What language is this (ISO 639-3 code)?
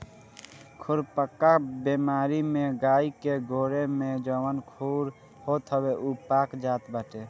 bho